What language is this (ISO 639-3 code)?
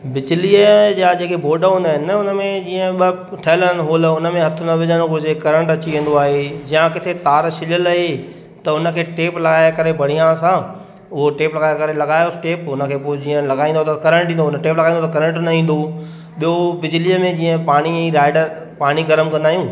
snd